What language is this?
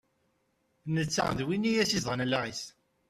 Kabyle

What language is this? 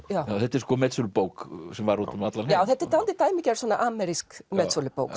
Icelandic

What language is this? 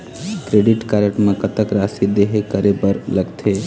Chhattisgarhi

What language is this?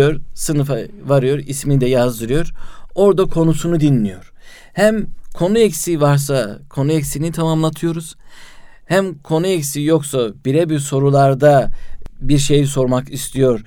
Turkish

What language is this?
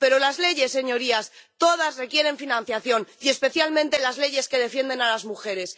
Spanish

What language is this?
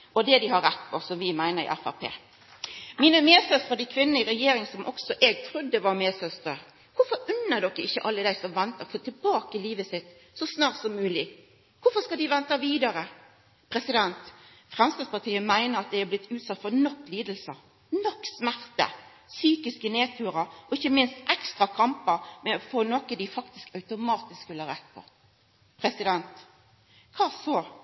Norwegian Nynorsk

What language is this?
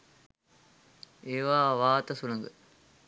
Sinhala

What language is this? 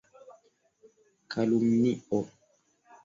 Esperanto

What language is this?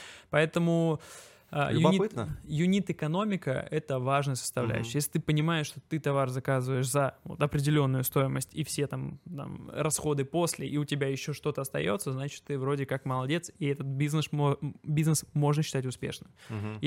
Russian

